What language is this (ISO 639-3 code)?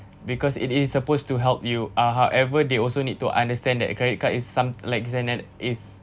eng